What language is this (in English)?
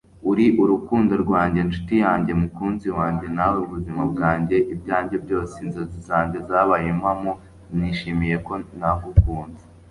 Kinyarwanda